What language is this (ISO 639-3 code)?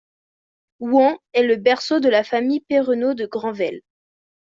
fra